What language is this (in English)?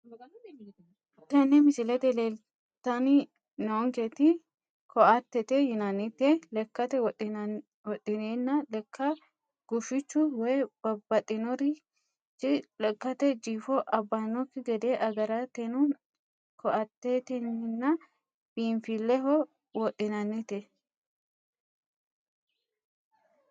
Sidamo